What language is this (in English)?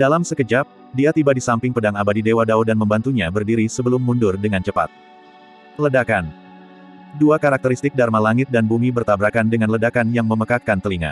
Indonesian